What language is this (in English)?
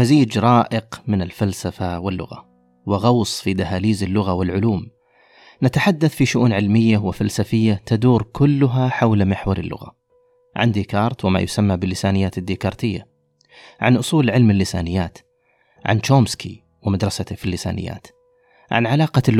Arabic